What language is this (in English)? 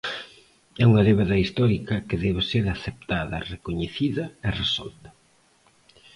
Galician